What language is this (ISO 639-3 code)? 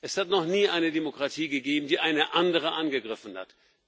deu